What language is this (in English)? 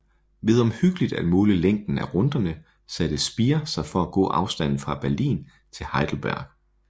Danish